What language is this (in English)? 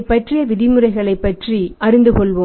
Tamil